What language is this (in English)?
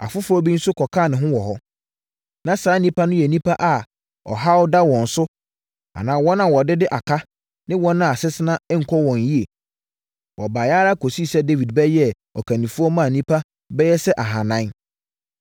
Akan